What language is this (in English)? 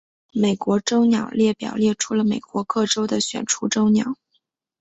Chinese